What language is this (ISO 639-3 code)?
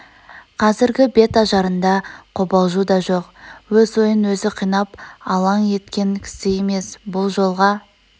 kaz